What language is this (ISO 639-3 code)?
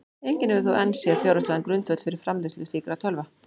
isl